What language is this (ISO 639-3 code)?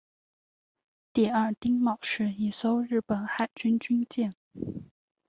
zho